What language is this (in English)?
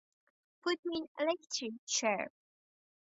English